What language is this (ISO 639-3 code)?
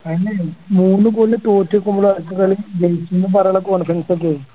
mal